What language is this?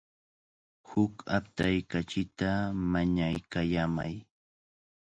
Cajatambo North Lima Quechua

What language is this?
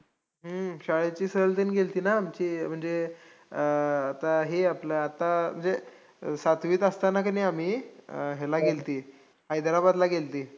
Marathi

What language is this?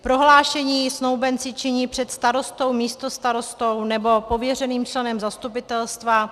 Czech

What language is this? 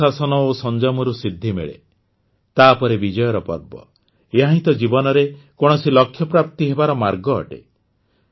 Odia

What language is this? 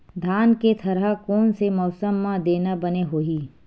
Chhattisgarhi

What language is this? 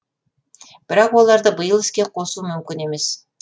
Kazakh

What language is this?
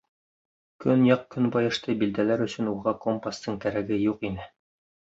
Bashkir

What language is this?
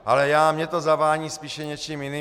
Czech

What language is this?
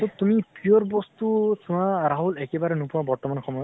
Assamese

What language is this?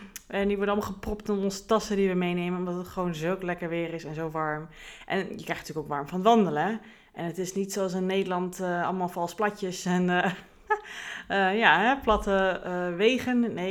Dutch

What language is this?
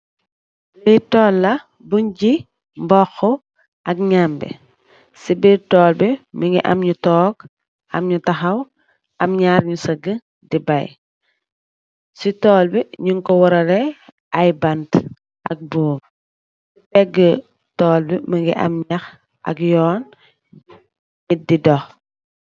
Wolof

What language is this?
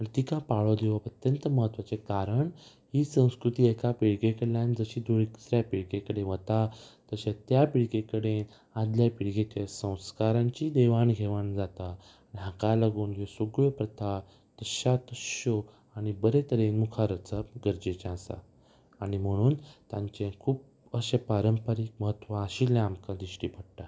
Konkani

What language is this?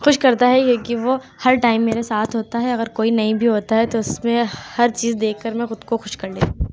Urdu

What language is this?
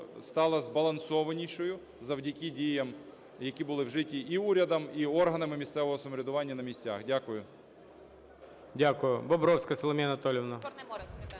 Ukrainian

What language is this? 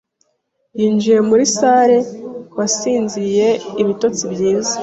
Kinyarwanda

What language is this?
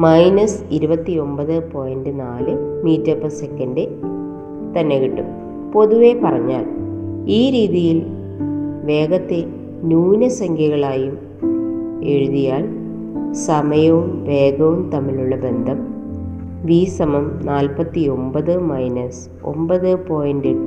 Malayalam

